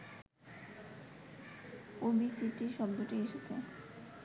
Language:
Bangla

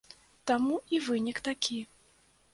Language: Belarusian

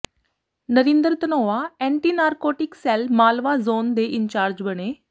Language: Punjabi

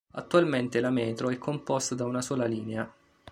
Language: Italian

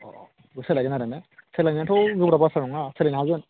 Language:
Bodo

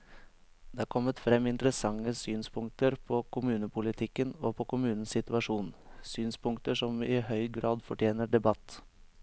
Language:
Norwegian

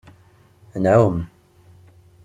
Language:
Kabyle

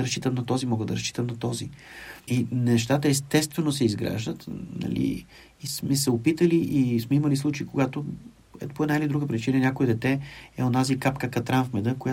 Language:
Bulgarian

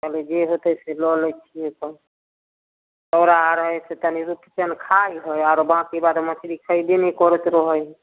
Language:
Maithili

